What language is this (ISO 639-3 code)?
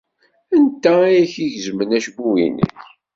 kab